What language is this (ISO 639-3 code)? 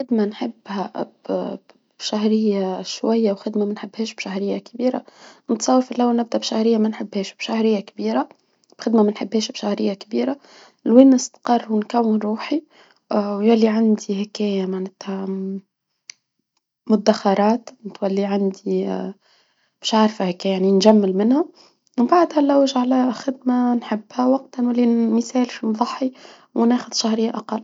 aeb